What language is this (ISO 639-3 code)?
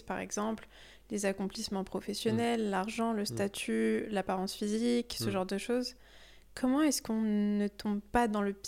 fra